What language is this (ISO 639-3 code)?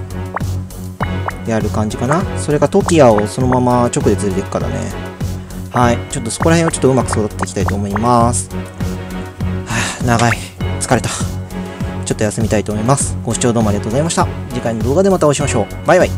jpn